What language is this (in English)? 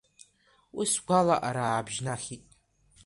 Abkhazian